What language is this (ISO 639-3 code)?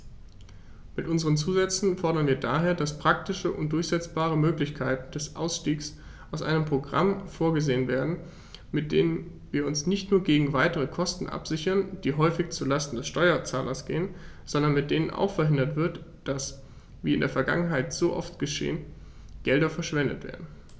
deu